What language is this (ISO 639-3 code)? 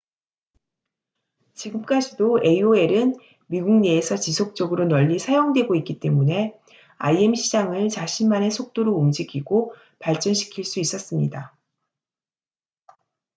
kor